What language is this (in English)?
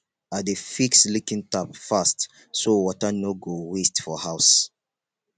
Nigerian Pidgin